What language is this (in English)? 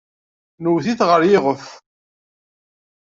Kabyle